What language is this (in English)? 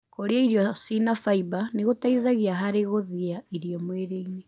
Kikuyu